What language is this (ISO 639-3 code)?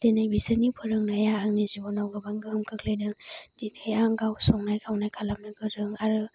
brx